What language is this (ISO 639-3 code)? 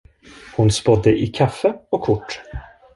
swe